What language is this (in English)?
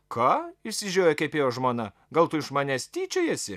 Lithuanian